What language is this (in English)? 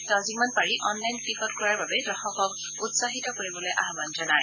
Assamese